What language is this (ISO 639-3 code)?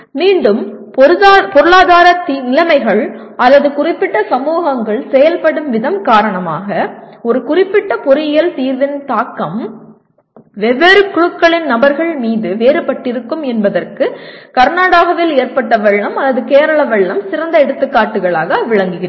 tam